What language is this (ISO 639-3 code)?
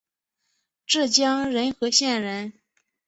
zho